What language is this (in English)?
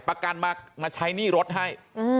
Thai